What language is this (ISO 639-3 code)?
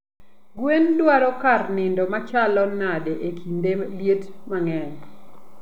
luo